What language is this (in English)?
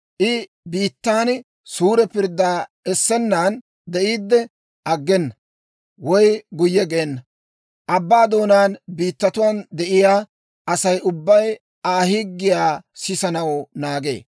Dawro